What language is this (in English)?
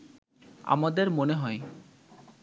Bangla